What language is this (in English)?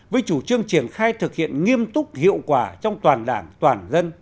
Vietnamese